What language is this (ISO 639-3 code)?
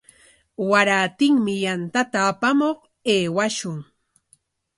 qwa